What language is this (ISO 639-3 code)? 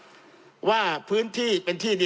tha